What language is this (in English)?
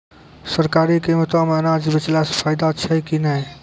Maithili